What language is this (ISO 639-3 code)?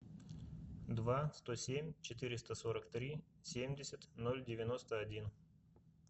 rus